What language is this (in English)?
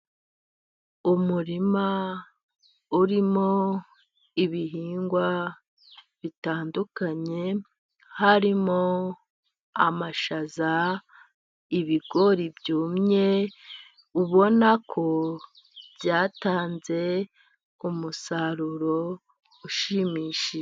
Kinyarwanda